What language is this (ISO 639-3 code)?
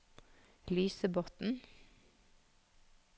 nor